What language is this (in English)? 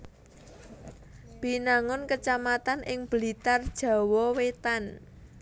Javanese